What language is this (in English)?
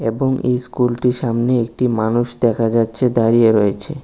Bangla